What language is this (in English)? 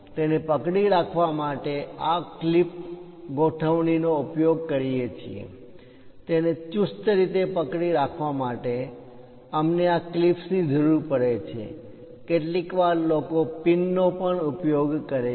Gujarati